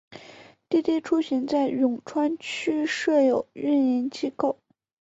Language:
Chinese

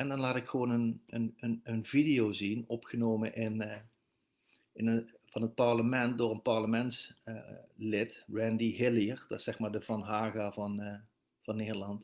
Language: Dutch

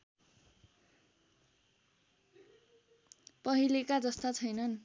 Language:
Nepali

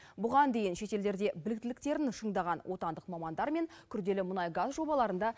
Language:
Kazakh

